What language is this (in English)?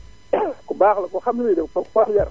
Wolof